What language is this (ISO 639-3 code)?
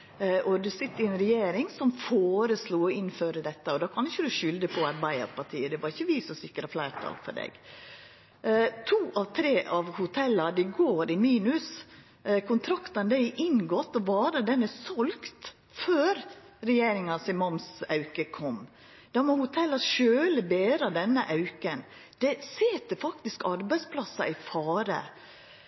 nno